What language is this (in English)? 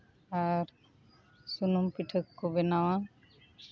Santali